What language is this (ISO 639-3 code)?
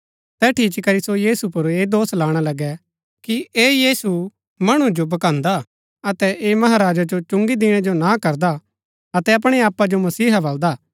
gbk